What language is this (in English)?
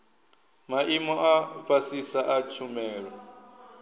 Venda